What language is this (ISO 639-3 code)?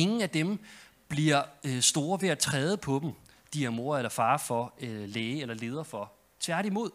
dan